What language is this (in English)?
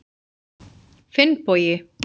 Icelandic